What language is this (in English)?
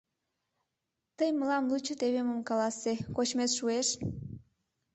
Mari